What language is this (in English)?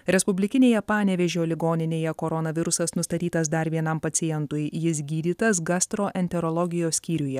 Lithuanian